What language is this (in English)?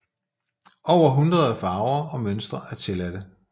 Danish